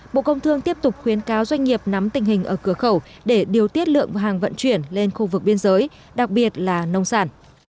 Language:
Vietnamese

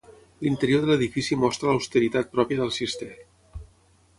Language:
Catalan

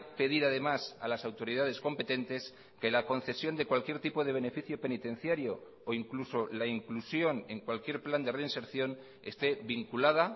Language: Spanish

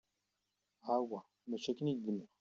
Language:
Kabyle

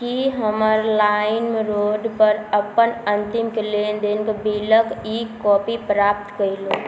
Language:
Maithili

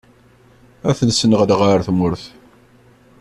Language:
Kabyle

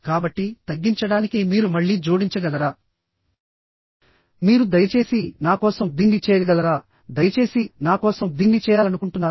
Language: Telugu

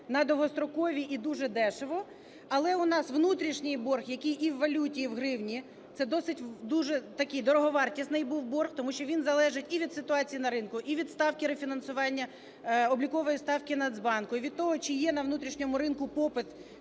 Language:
Ukrainian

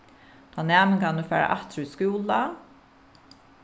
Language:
Faroese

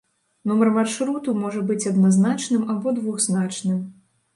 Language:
Belarusian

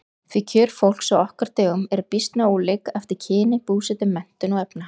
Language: Icelandic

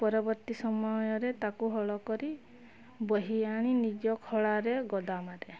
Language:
Odia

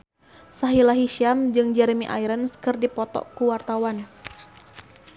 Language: Sundanese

